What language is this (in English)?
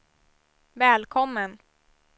Swedish